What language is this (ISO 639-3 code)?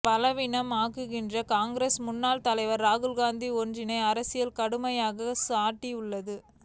tam